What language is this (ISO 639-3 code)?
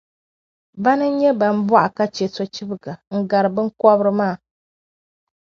dag